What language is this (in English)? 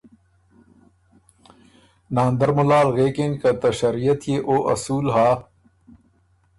Ormuri